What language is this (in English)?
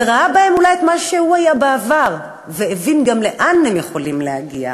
Hebrew